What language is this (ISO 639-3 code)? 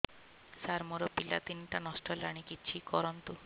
ori